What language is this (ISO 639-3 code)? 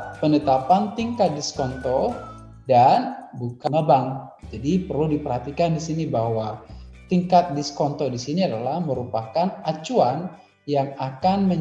ind